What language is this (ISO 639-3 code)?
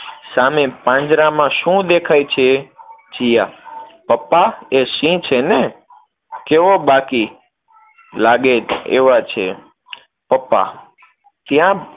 guj